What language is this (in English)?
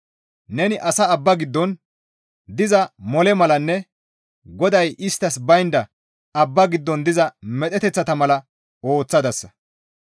Gamo